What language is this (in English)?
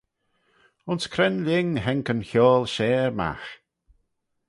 Manx